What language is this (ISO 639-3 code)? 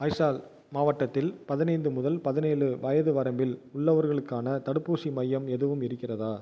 tam